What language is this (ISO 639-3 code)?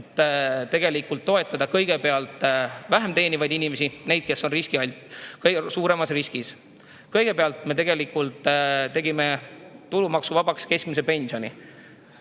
est